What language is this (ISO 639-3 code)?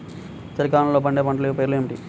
tel